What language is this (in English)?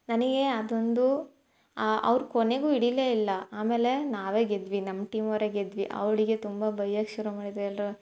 Kannada